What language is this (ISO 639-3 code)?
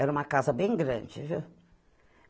por